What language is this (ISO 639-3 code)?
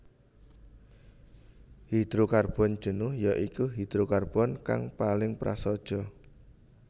jav